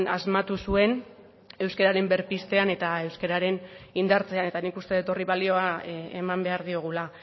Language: Basque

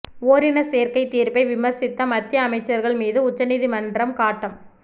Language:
Tamil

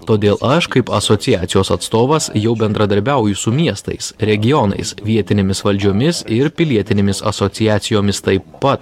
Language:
Lithuanian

